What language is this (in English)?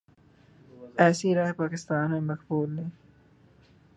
Urdu